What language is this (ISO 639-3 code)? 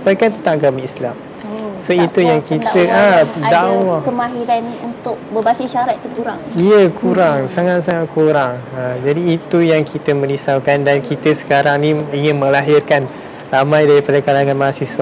msa